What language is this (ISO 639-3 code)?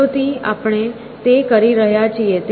guj